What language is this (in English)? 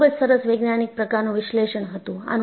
Gujarati